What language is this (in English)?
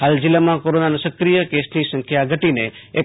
Gujarati